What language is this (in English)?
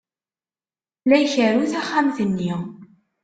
Kabyle